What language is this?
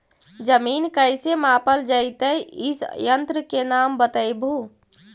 Magahi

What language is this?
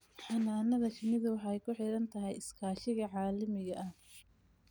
Somali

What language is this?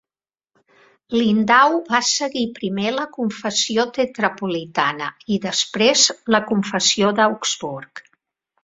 Catalan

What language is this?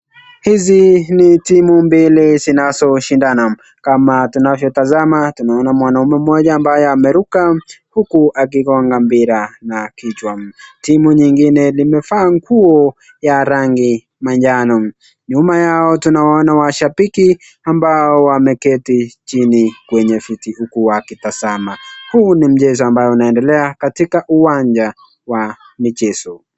Swahili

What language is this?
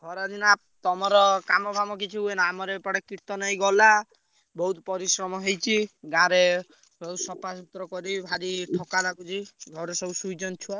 Odia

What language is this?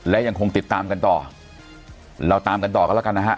Thai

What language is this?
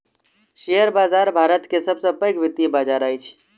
Maithili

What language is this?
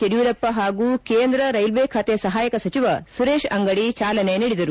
Kannada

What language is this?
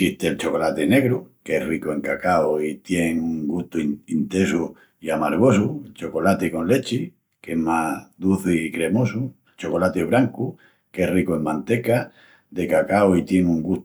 Extremaduran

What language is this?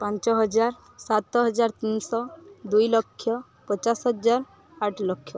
Odia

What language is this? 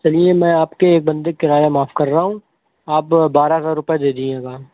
Urdu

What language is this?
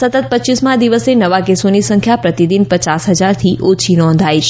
Gujarati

